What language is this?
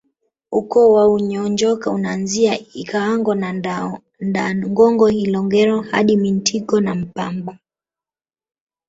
Swahili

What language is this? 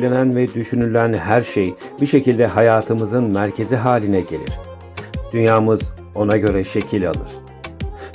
Turkish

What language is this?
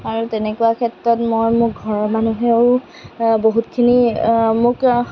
Assamese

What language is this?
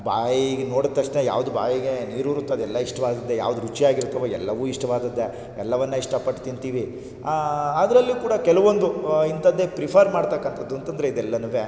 Kannada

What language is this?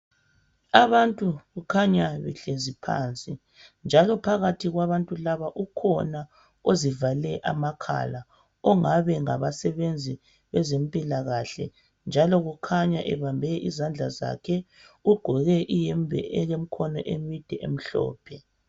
North Ndebele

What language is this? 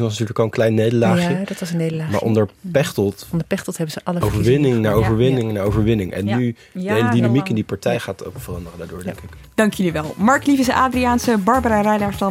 Dutch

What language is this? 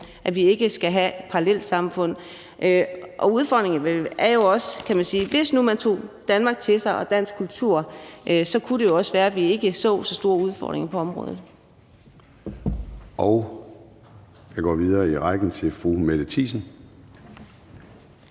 Danish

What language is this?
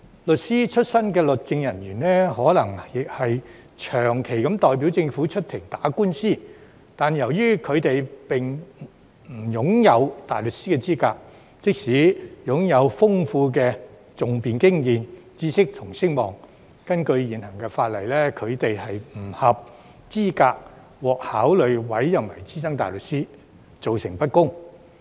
Cantonese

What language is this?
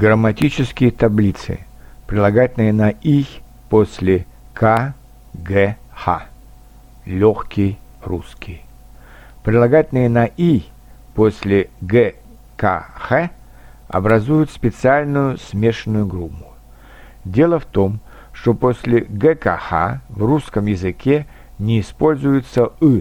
Russian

